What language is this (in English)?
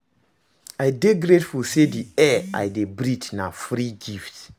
Nigerian Pidgin